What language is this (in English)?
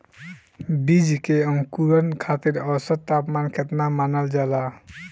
Bhojpuri